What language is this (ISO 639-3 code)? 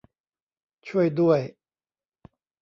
tha